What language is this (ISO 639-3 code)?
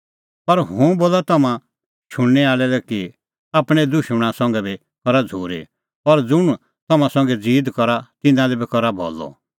kfx